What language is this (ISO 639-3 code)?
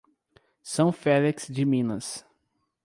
por